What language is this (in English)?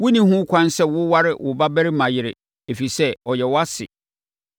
Akan